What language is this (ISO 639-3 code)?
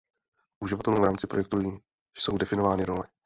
ces